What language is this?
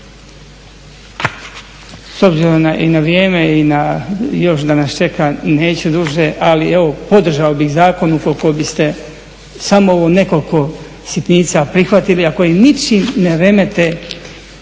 Croatian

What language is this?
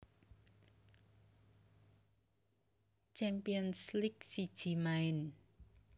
Javanese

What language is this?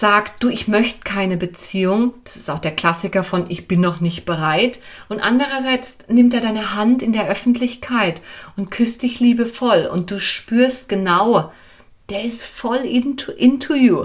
German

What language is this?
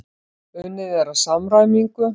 Icelandic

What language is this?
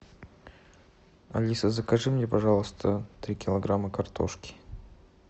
Russian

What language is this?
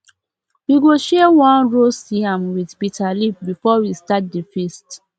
Nigerian Pidgin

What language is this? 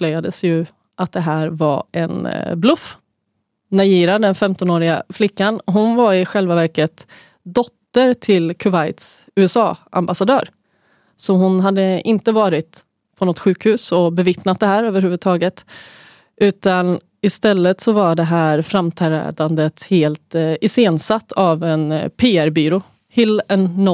Swedish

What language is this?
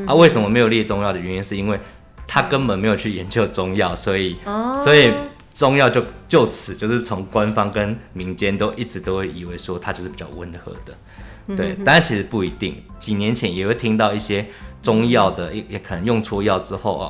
Chinese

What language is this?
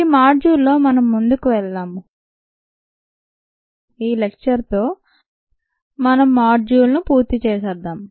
Telugu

